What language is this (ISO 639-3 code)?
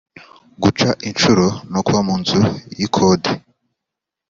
kin